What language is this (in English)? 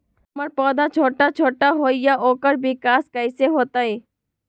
Magahi